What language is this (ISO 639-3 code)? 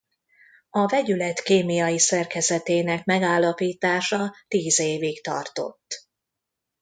hun